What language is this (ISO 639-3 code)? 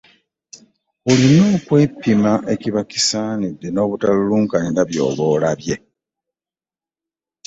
lug